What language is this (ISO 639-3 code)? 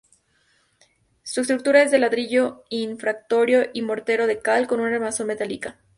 spa